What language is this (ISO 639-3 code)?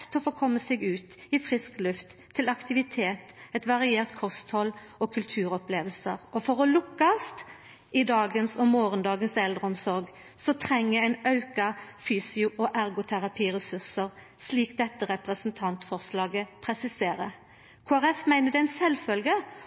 nno